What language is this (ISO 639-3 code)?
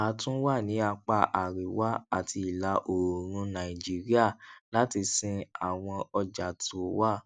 yor